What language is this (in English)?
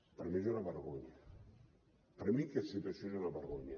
Catalan